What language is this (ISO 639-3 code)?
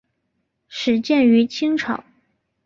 zho